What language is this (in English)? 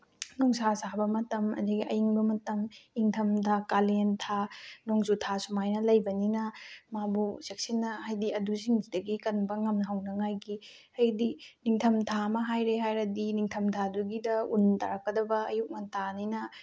Manipuri